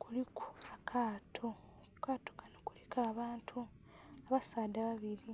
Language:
Soga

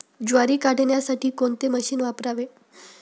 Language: Marathi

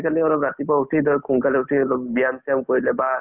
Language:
Assamese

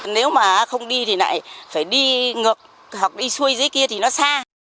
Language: Vietnamese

